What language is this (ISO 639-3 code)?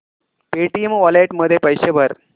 mar